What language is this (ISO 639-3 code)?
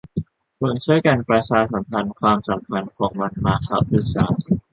tha